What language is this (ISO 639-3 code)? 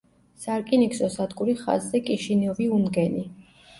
kat